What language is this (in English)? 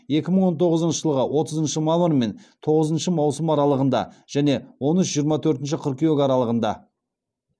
Kazakh